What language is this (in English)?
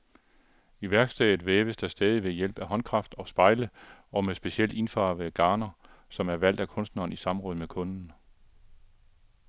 Danish